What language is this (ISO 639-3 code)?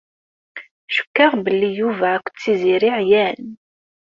kab